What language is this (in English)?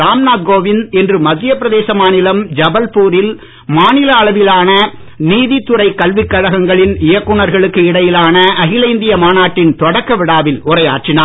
Tamil